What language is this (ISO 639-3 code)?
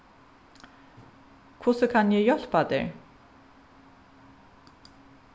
fao